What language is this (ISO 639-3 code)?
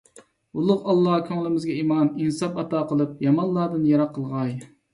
uig